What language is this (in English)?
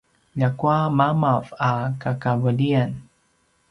Paiwan